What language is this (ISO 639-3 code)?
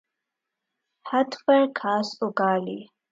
urd